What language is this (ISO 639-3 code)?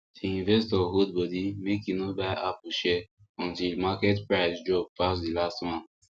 pcm